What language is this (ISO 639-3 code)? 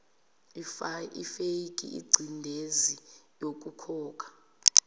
zul